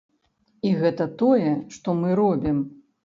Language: Belarusian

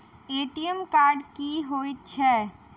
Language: Maithili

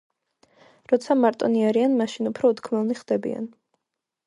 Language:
Georgian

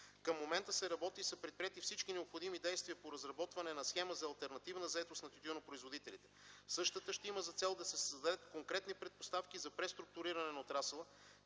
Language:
Bulgarian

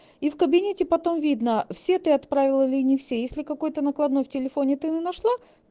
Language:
Russian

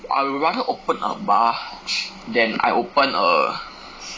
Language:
English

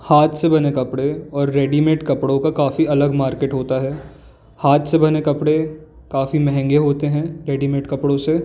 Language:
Hindi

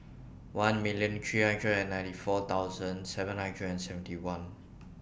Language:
English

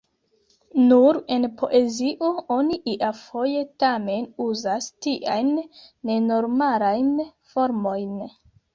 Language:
Esperanto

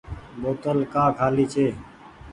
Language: Goaria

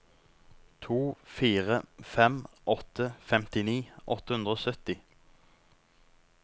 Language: Norwegian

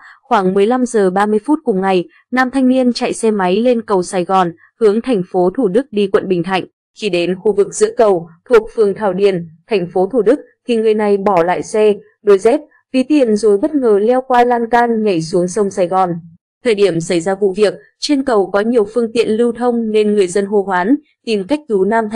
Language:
Vietnamese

